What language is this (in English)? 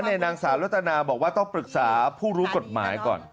Thai